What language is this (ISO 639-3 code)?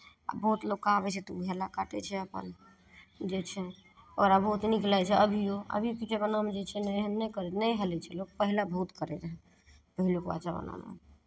mai